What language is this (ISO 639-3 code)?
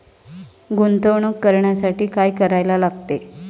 mar